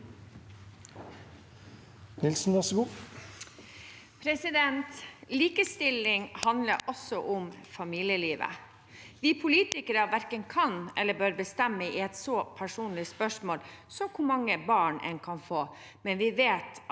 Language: Norwegian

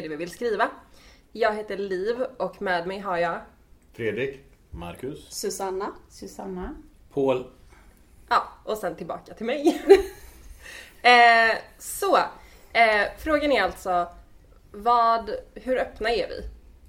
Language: Swedish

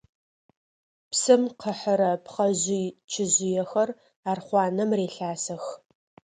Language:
Adyghe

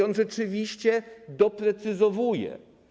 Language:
Polish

